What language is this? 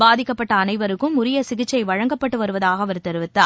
Tamil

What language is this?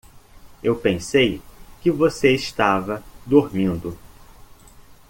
Portuguese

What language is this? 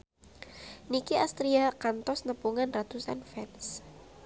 Sundanese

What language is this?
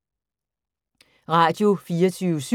Danish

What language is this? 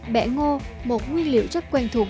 Vietnamese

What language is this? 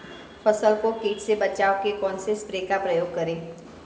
Hindi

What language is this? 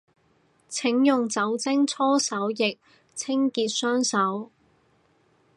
Cantonese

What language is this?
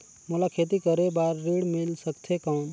Chhattisgarhi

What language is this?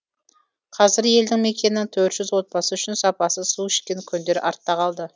Kazakh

